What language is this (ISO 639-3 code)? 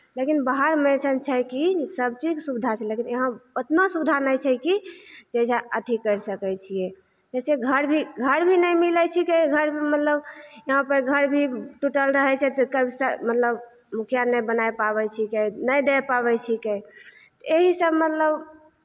mai